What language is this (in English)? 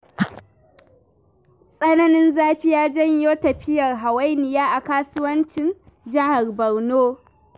Hausa